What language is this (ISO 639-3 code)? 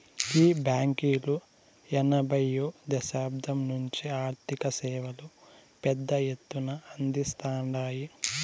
tel